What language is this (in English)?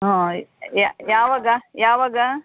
Kannada